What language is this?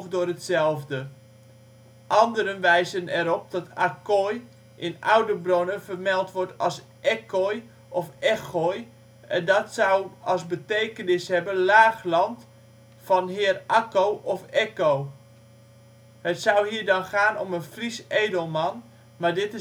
Dutch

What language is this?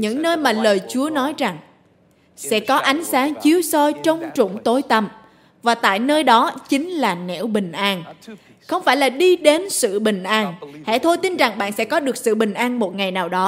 Vietnamese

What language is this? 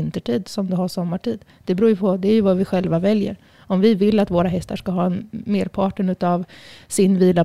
Swedish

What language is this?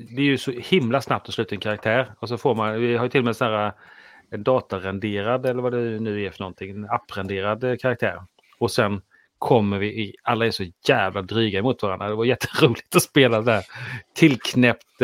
Swedish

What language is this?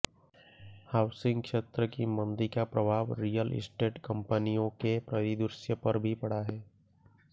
Hindi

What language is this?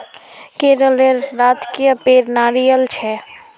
Magahi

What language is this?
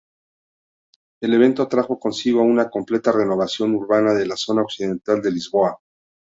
Spanish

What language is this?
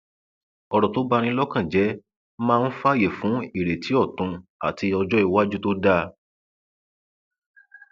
Yoruba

